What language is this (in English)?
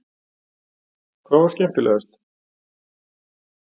Icelandic